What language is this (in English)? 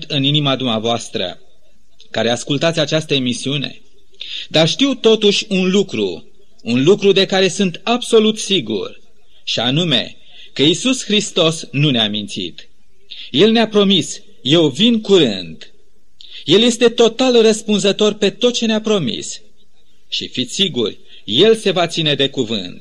Romanian